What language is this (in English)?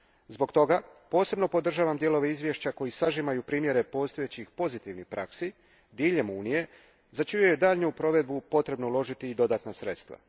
Croatian